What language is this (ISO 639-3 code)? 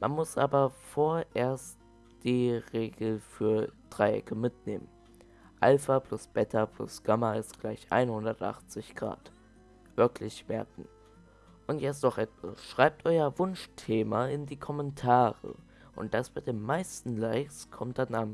deu